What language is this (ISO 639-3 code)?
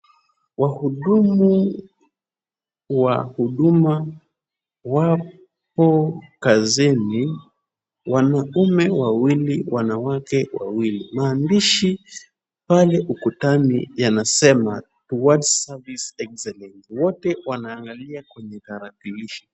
swa